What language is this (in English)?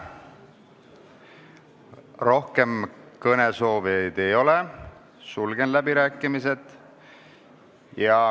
Estonian